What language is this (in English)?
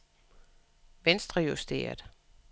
Danish